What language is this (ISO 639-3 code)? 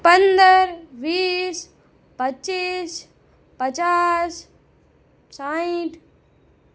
guj